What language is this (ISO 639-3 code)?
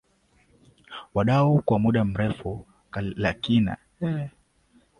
swa